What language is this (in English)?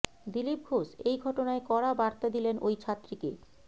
Bangla